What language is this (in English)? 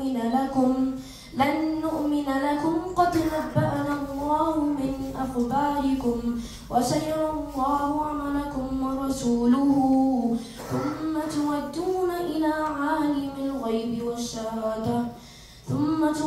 Arabic